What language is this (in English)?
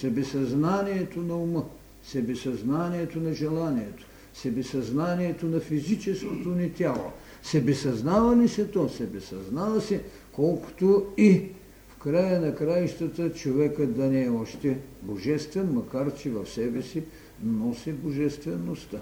Bulgarian